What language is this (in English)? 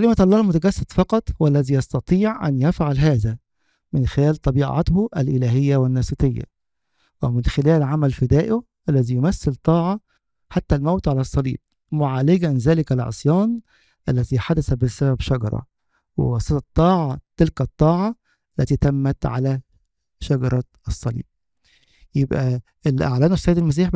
Arabic